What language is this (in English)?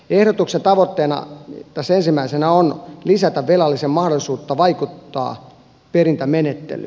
Finnish